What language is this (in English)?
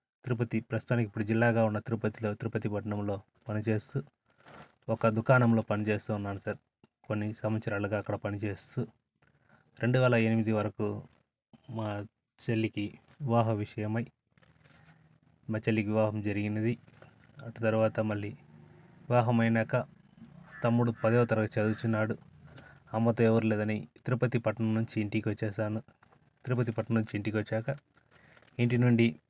Telugu